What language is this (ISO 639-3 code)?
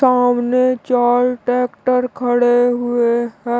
hin